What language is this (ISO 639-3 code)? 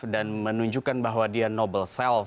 ind